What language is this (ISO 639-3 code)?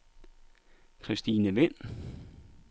dan